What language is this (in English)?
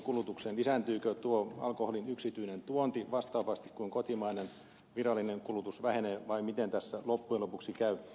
Finnish